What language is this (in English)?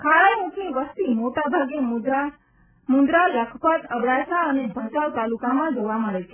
Gujarati